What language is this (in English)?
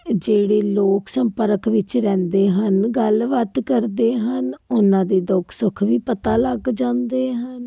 Punjabi